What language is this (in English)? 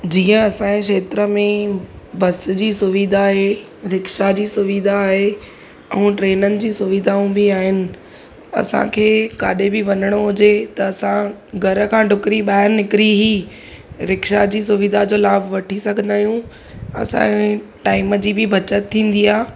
Sindhi